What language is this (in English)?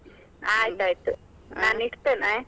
Kannada